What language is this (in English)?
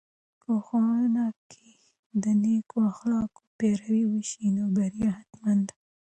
Pashto